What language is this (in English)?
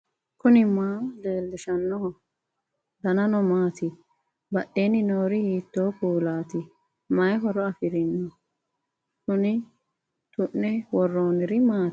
Sidamo